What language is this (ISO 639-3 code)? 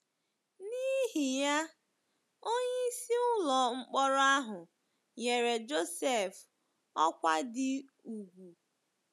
ibo